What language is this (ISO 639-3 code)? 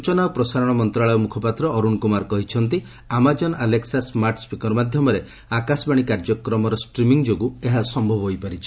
ori